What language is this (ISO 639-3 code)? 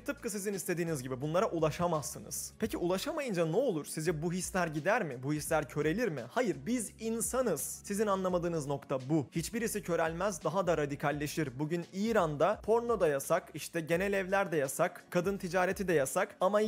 tur